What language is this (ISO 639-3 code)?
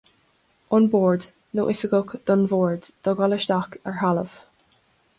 gle